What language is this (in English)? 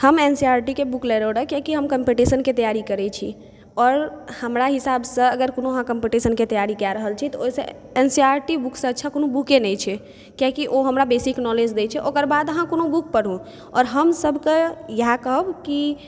Maithili